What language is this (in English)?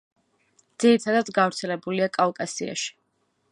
Georgian